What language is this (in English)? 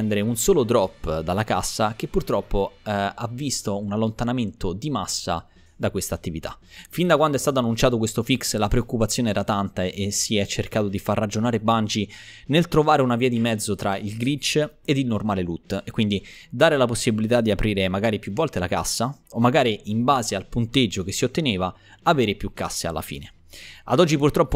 Italian